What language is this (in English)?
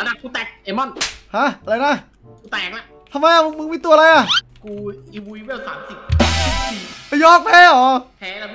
Thai